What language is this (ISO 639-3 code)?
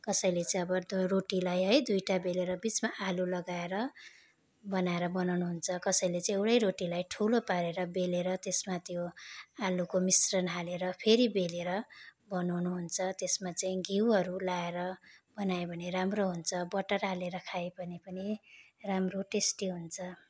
nep